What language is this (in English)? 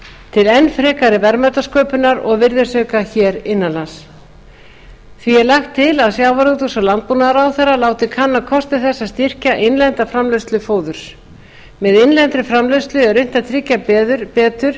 Icelandic